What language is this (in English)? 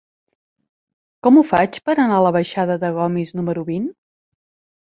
Catalan